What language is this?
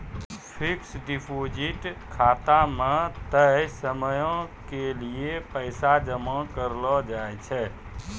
Maithili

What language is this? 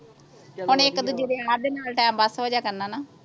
Punjabi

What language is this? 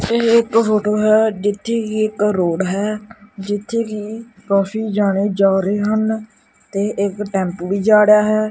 Punjabi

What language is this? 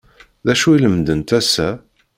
Kabyle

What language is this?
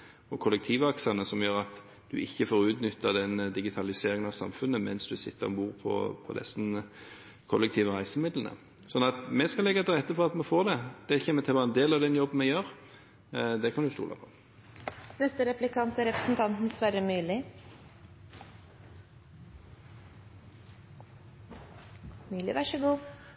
Norwegian Bokmål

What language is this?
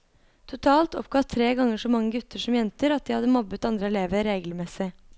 Norwegian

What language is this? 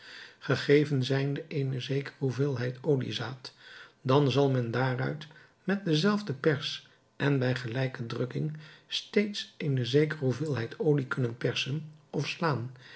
Dutch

